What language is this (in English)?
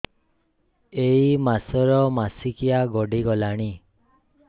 Odia